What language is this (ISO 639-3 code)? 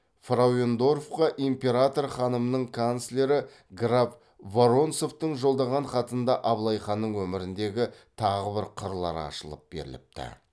kaz